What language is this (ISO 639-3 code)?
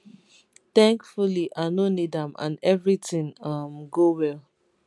pcm